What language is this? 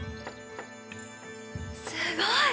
Japanese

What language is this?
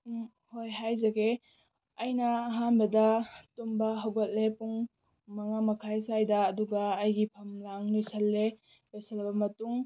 Manipuri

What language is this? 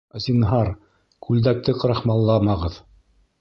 Bashkir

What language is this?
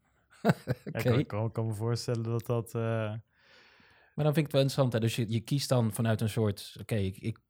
Dutch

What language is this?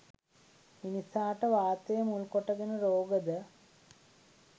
Sinhala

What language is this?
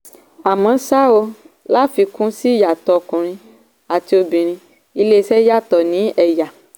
Yoruba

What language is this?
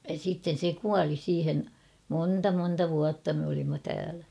Finnish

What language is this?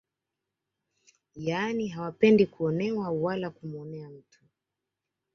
Swahili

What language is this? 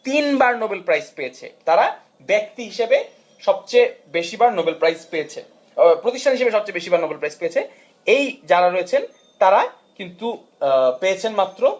Bangla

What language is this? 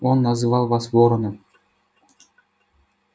Russian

